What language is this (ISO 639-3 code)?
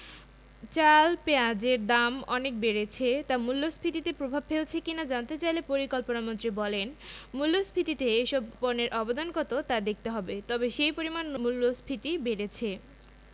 ben